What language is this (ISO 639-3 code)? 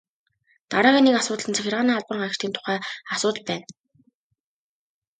mon